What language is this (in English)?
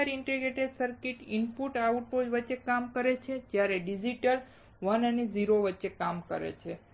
Gujarati